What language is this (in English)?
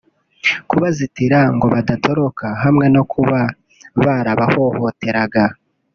Kinyarwanda